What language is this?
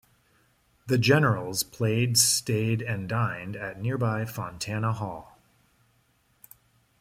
English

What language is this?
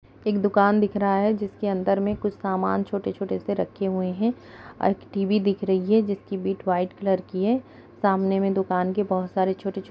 Kumaoni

